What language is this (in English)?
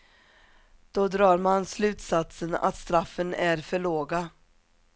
Swedish